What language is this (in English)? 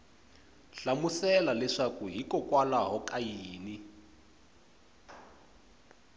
Tsonga